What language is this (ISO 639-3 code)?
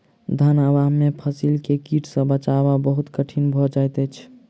mai